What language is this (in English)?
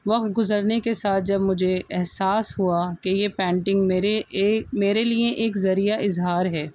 Urdu